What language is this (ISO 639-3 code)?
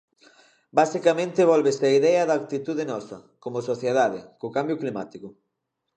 glg